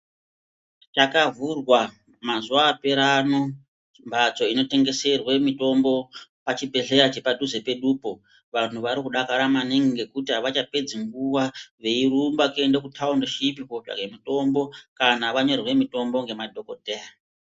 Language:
Ndau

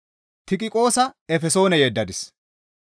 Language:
Gamo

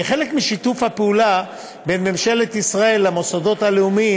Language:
Hebrew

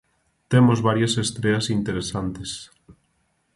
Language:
Galician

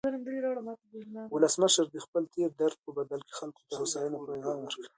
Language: Pashto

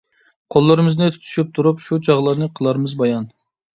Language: Uyghur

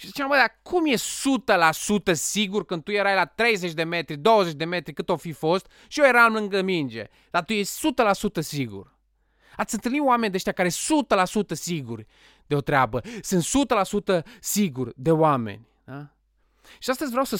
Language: Romanian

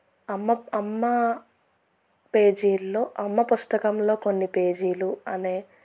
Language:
Telugu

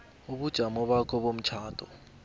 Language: South Ndebele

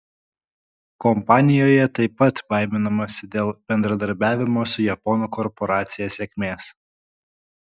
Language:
Lithuanian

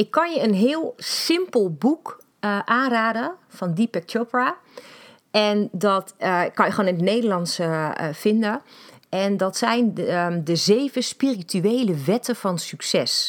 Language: Dutch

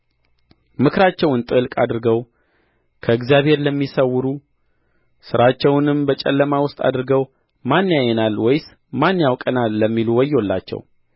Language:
Amharic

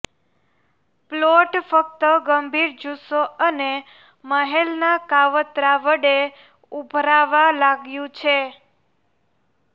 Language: Gujarati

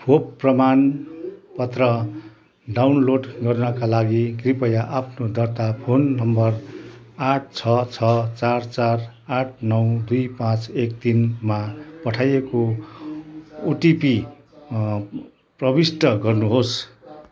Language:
Nepali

